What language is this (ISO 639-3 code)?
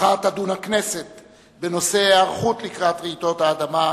heb